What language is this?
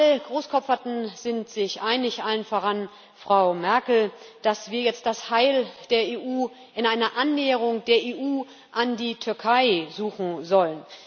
German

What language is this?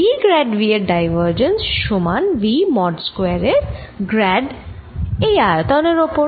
Bangla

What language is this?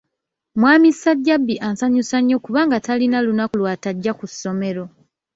Ganda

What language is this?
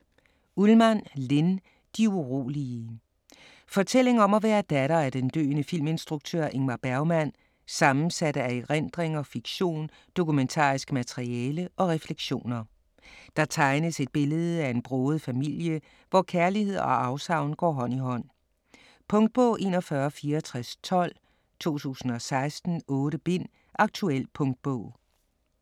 Danish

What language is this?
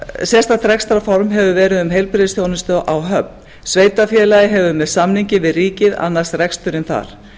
Icelandic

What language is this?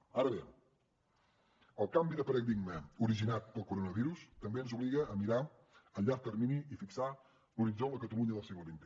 Catalan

